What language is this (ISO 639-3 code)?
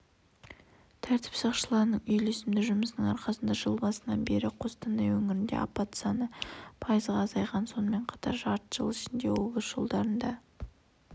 kaz